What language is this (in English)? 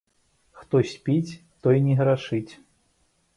Belarusian